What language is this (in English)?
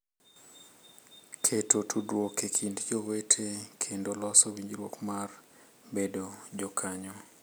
Luo (Kenya and Tanzania)